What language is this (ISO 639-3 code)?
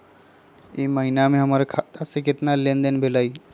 mag